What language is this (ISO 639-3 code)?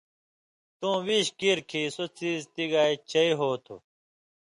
mvy